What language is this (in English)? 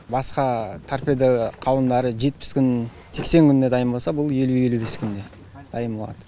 Kazakh